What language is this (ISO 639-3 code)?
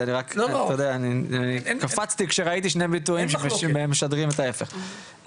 heb